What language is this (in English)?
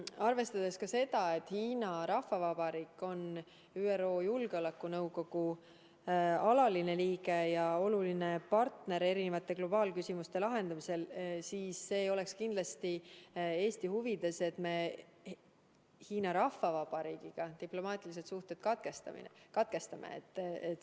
Estonian